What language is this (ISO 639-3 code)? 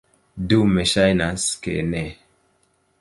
epo